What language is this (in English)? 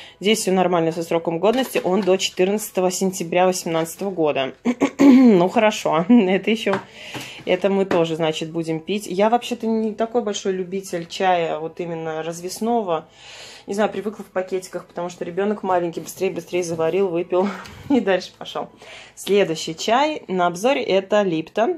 Russian